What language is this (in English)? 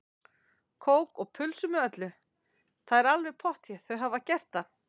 Icelandic